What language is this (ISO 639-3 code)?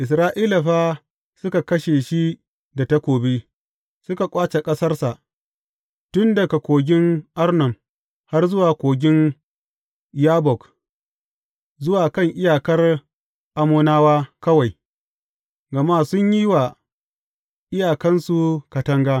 hau